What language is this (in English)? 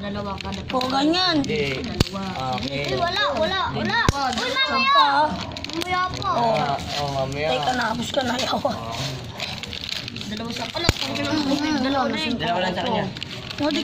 Indonesian